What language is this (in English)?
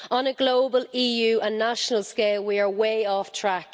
English